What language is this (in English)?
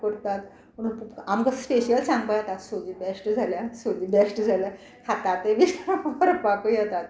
Konkani